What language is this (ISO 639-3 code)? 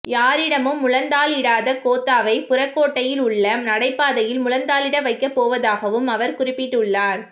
tam